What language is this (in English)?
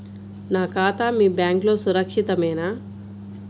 Telugu